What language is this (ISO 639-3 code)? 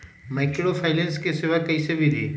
mag